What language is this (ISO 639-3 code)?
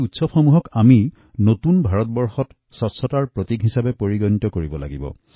asm